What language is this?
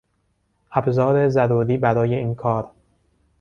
Persian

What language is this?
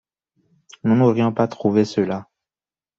French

